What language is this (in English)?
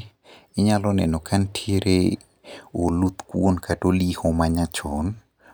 Luo (Kenya and Tanzania)